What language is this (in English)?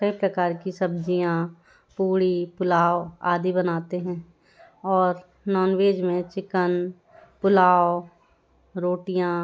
Hindi